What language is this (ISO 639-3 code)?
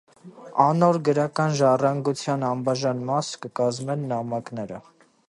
hye